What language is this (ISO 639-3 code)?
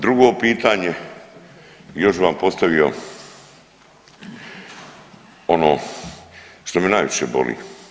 hrv